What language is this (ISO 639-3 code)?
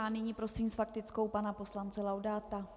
ces